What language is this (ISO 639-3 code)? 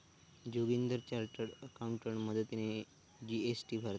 mar